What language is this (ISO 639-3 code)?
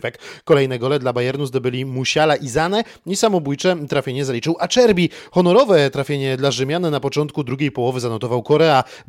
pol